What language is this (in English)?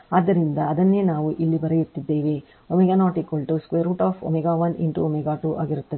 Kannada